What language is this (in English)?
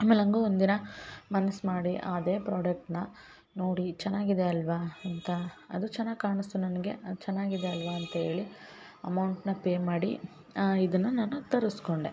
Kannada